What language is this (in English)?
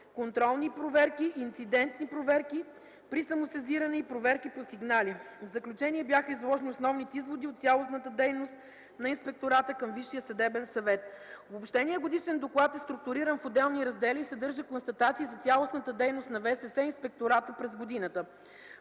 Bulgarian